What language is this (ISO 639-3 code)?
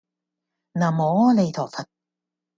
yue